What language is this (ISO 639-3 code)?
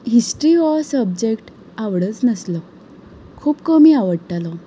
kok